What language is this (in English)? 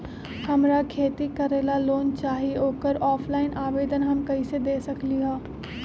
Magahi